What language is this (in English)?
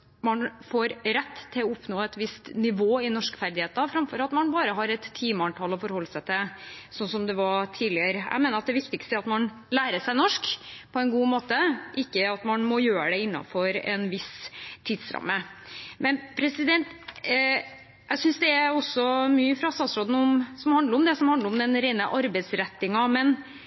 Norwegian Bokmål